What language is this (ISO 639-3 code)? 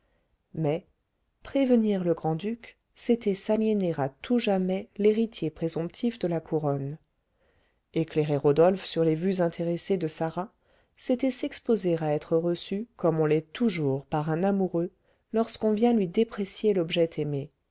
fra